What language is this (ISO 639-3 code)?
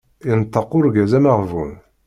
kab